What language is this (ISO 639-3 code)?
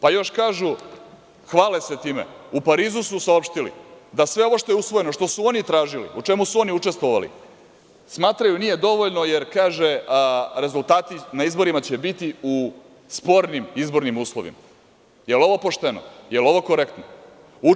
srp